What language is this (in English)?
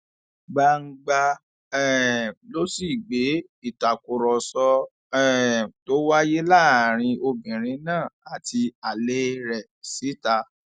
Yoruba